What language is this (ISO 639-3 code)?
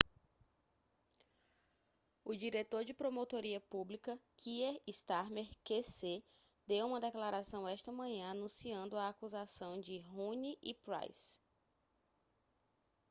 por